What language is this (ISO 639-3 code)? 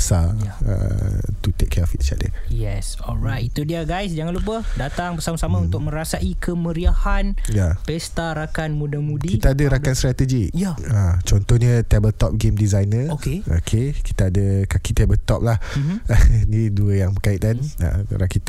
msa